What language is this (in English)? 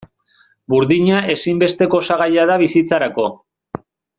Basque